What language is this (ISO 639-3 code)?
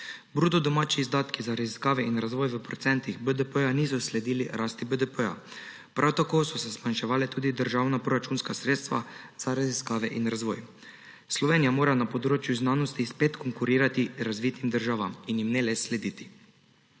slv